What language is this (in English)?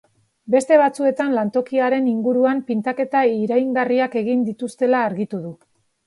Basque